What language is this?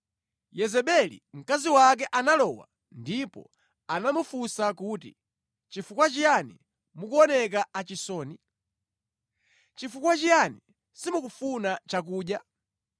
Nyanja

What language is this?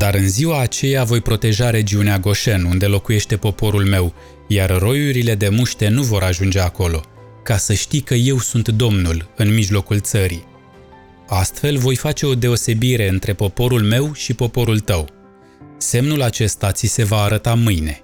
Romanian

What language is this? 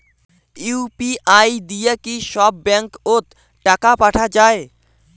Bangla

